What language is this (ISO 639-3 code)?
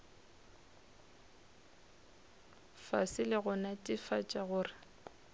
nso